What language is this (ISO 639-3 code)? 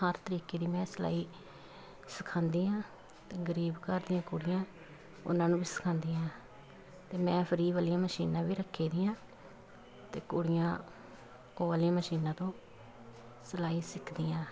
pan